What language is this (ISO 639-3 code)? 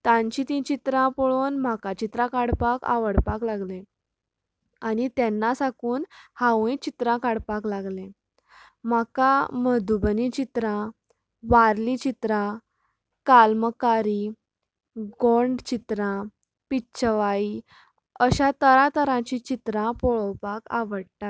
kok